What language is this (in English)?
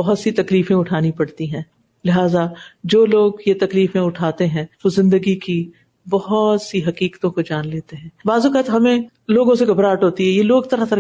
Urdu